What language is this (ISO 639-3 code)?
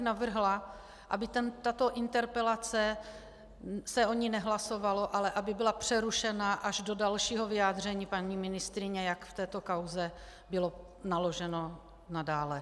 ces